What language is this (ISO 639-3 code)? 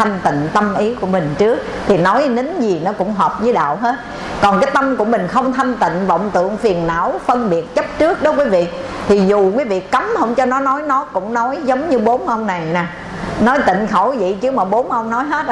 vie